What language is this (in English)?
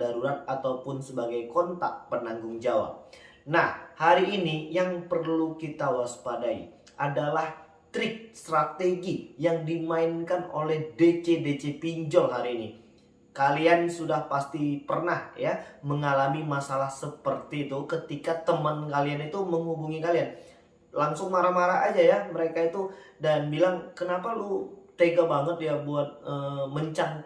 Indonesian